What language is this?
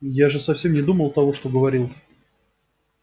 Russian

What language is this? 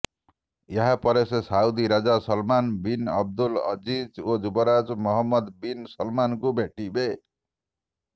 Odia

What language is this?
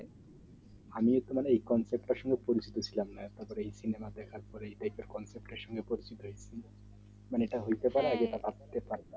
Bangla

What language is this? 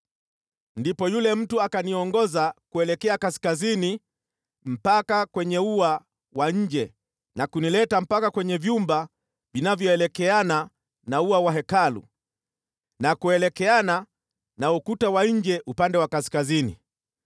Swahili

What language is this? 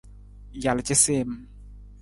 Nawdm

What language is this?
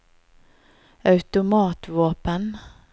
Norwegian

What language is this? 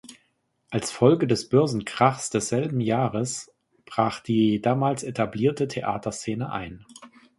German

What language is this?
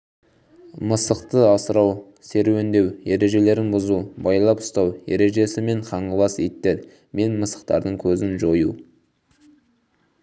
Kazakh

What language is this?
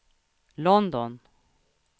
Swedish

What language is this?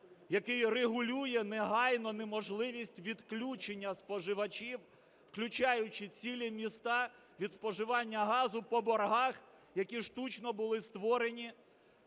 Ukrainian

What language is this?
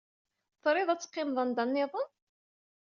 Kabyle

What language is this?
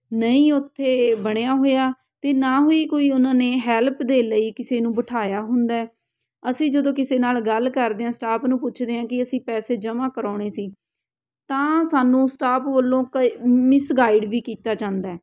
Punjabi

